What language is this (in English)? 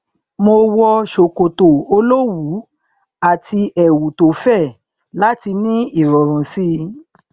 Yoruba